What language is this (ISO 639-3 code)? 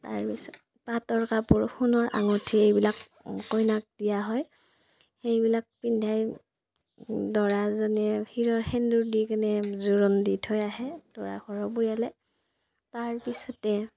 asm